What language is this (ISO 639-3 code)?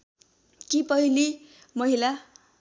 nep